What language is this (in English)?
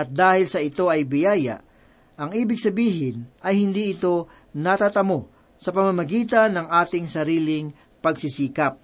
Filipino